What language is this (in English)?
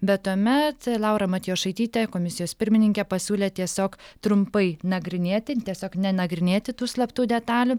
Lithuanian